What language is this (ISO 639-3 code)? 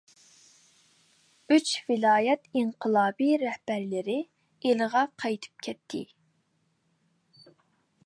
uig